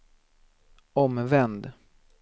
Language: Swedish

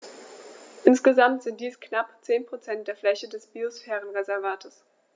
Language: German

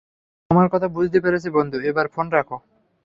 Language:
Bangla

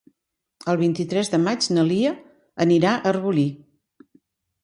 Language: Catalan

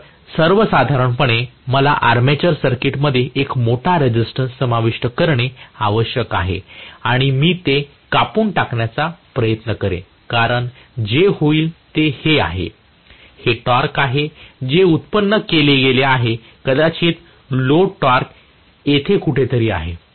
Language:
Marathi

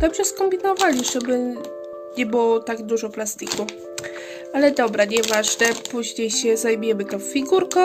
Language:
Polish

